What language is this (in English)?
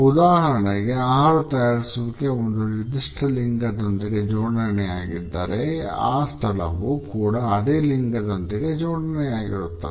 Kannada